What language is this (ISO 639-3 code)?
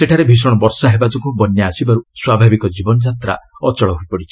ori